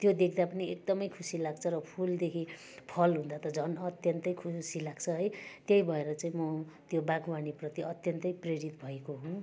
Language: Nepali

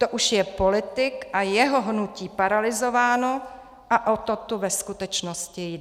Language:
Czech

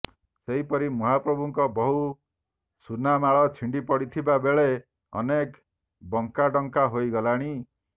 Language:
Odia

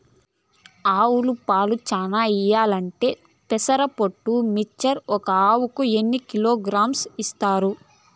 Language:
Telugu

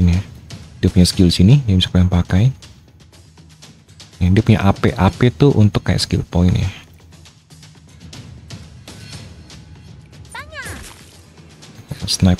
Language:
Indonesian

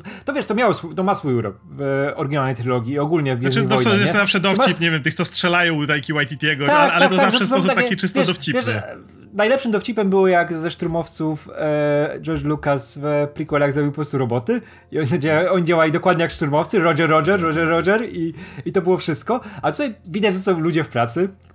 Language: Polish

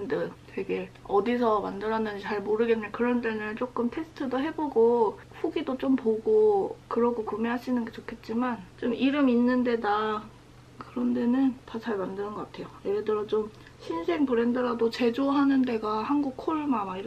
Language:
Korean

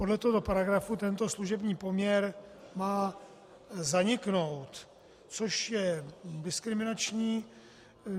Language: Czech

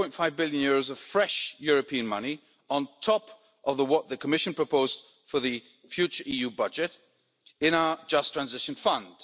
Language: English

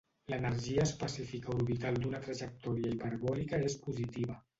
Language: Catalan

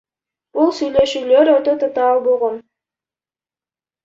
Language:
Kyrgyz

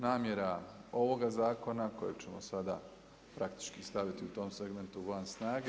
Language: Croatian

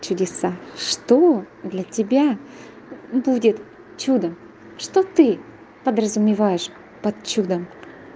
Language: Russian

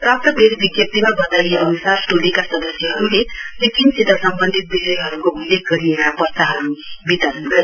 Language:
Nepali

